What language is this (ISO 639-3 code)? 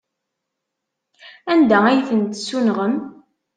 kab